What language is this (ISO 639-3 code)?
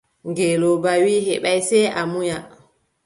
fub